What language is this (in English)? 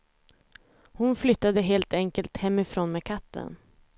Swedish